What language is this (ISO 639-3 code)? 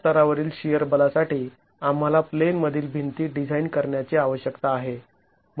mar